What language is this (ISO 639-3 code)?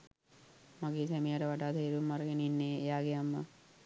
sin